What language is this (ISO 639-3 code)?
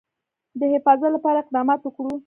pus